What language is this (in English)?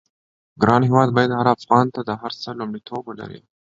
Pashto